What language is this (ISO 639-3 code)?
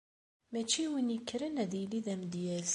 kab